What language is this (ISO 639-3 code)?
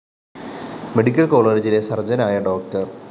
mal